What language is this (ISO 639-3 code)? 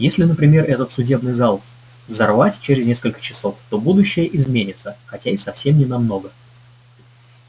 rus